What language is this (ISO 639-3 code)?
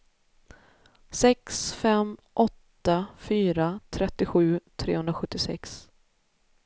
swe